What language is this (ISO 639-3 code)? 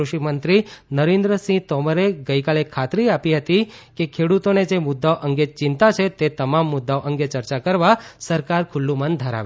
guj